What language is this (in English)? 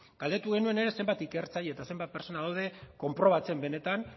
Basque